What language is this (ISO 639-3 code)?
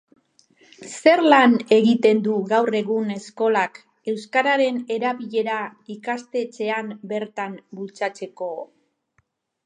eus